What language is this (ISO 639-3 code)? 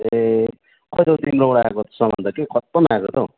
nep